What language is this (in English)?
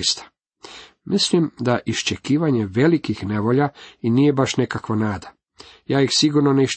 Croatian